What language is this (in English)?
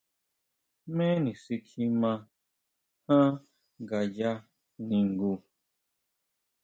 Huautla Mazatec